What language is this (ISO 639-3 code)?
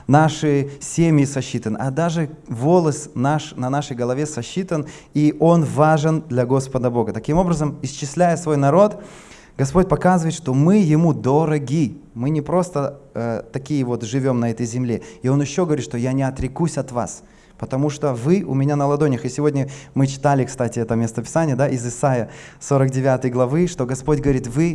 rus